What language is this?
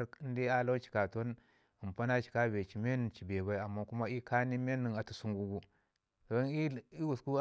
Ngizim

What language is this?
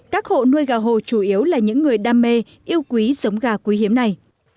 Vietnamese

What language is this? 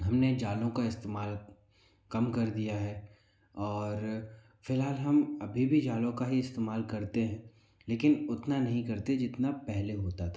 Hindi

